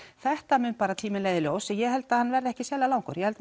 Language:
Icelandic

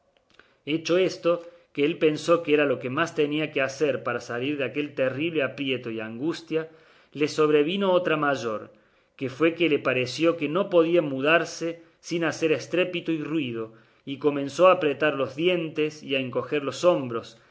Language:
Spanish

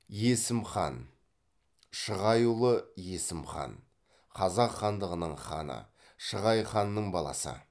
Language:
Kazakh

